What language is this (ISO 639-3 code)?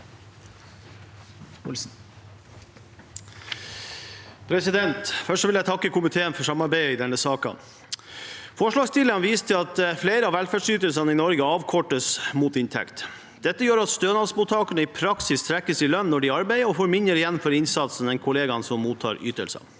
nor